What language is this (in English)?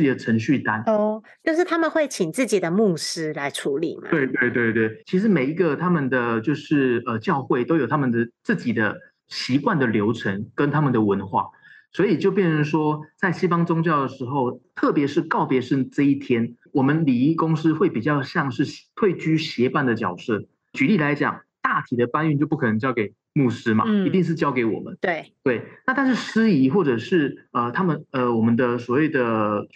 Chinese